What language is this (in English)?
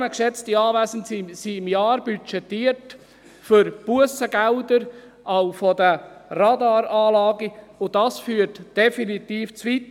Swiss German